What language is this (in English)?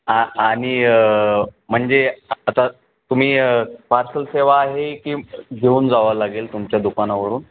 Marathi